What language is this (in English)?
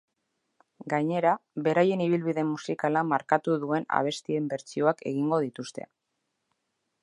Basque